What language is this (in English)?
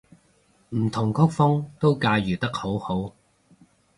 Cantonese